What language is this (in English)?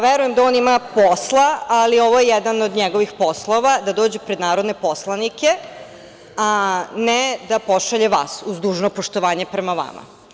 Serbian